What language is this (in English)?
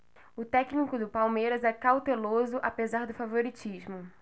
Portuguese